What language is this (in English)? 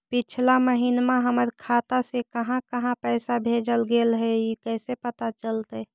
Magahi